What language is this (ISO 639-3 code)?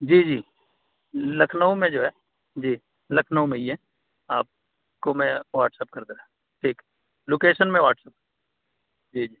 urd